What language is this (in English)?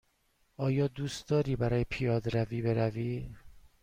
Persian